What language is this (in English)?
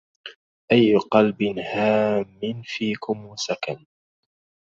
Arabic